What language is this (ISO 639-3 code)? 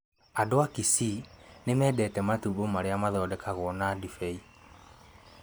kik